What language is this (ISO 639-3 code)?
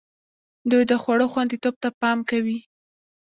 pus